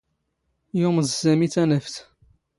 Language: Standard Moroccan Tamazight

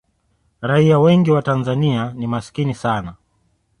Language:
Swahili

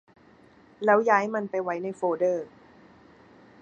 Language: Thai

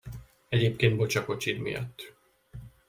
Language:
Hungarian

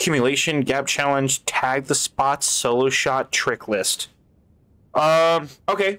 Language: English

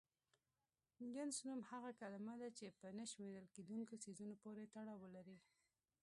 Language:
Pashto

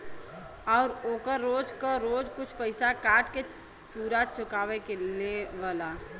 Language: Bhojpuri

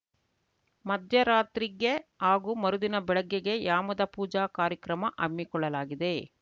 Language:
Kannada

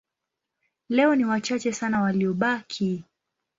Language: Swahili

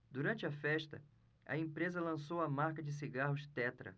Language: Portuguese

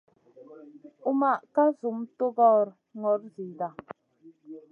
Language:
Masana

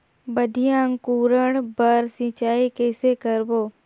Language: Chhattisgarhi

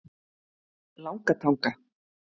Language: Icelandic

